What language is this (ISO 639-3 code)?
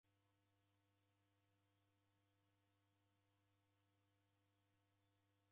dav